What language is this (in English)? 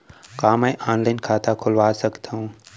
Chhattisgarhi